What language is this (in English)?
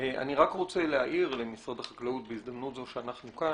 Hebrew